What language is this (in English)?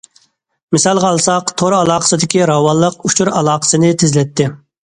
Uyghur